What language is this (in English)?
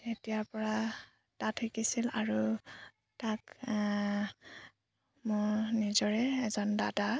Assamese